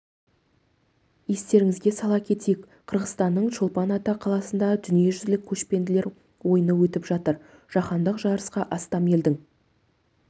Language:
Kazakh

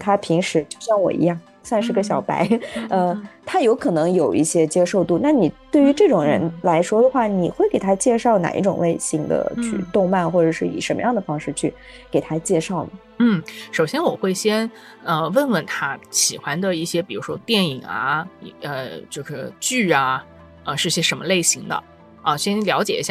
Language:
Chinese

